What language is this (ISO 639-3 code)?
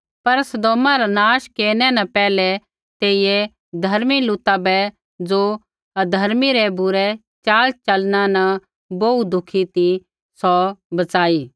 kfx